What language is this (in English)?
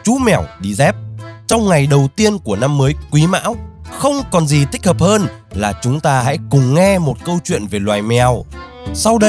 Vietnamese